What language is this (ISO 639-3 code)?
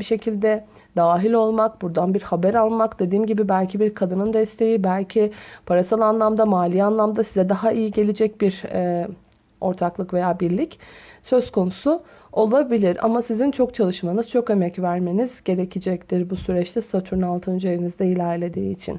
tur